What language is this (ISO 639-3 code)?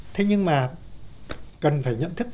vie